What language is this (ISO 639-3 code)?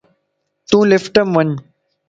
lss